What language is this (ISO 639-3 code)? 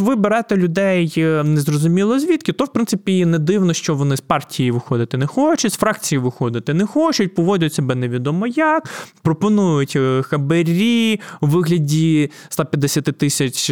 ukr